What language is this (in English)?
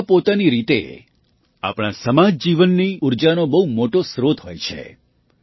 Gujarati